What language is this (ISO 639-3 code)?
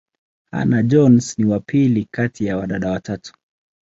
swa